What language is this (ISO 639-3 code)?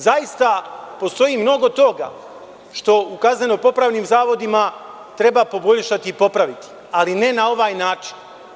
srp